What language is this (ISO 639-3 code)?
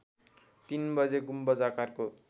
nep